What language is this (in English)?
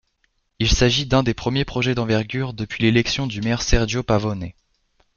French